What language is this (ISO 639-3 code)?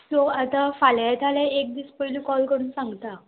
kok